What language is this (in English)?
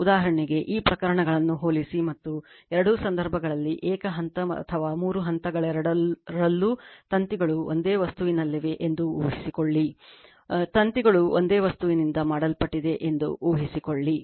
Kannada